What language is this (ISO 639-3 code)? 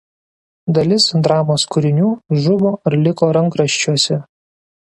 lit